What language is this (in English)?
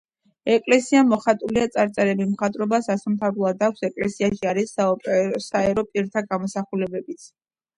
Georgian